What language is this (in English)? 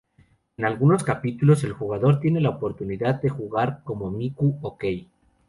Spanish